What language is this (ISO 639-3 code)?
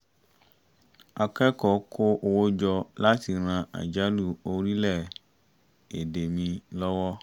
yor